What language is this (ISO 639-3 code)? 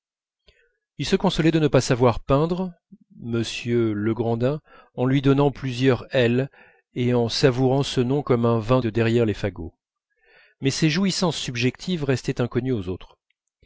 fra